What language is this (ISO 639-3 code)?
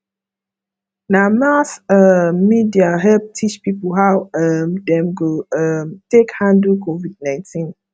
pcm